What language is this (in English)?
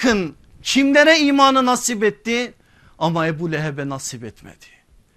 Turkish